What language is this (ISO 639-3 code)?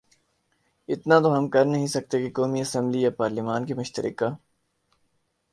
urd